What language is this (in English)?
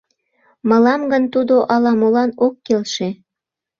Mari